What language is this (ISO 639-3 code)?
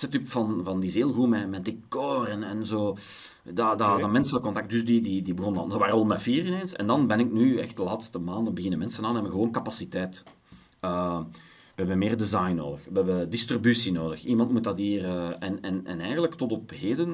nld